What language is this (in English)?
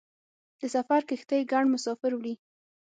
Pashto